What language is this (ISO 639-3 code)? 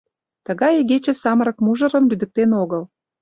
chm